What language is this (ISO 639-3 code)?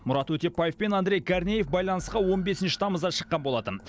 kaz